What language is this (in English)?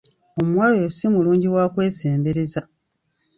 Ganda